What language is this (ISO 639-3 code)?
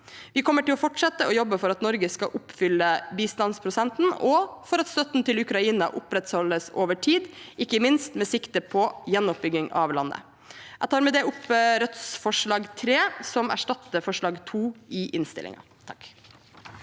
nor